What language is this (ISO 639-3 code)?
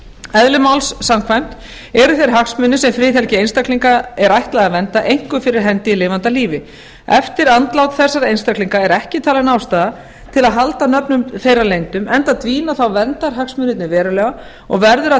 isl